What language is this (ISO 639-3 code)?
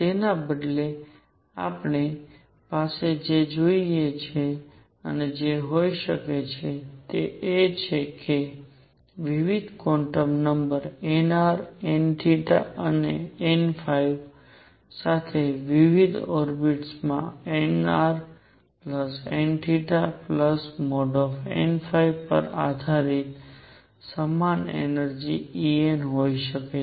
guj